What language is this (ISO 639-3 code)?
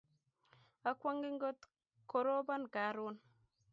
kln